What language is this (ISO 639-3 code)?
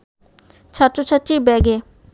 ben